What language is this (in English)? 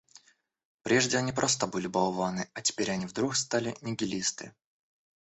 Russian